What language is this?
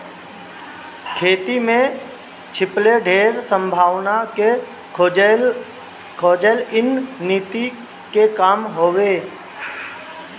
Bhojpuri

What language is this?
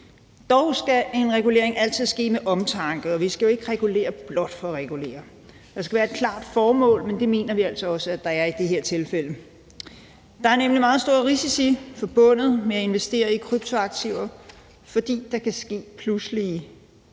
Danish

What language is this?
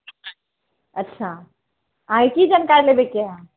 Maithili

